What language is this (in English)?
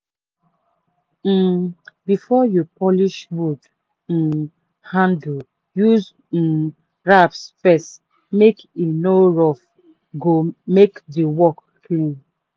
Nigerian Pidgin